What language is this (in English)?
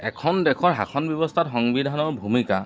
Assamese